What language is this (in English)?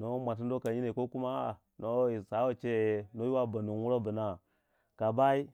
Waja